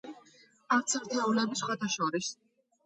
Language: Georgian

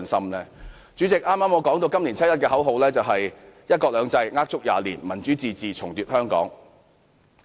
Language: Cantonese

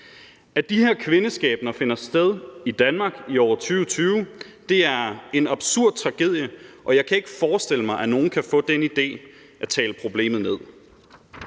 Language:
Danish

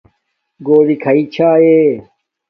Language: Domaaki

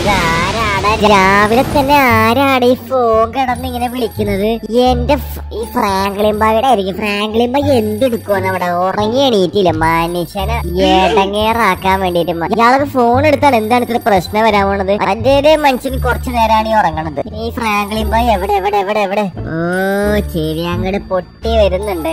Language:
Malayalam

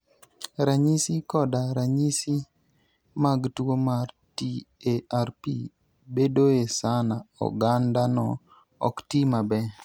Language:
Luo (Kenya and Tanzania)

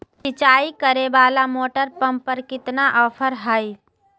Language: Magahi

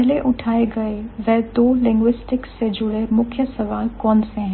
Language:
Hindi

